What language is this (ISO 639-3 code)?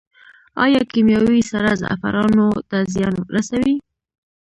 pus